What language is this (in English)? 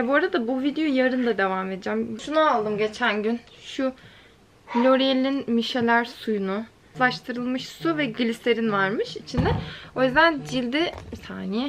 Turkish